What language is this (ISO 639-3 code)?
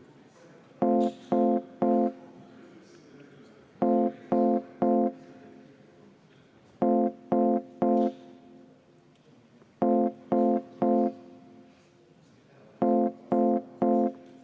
est